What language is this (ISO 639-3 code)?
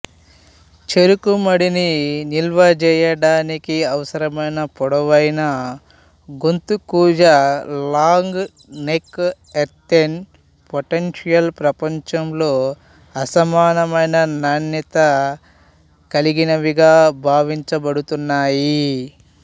tel